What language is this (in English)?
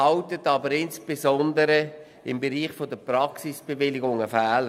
Swiss German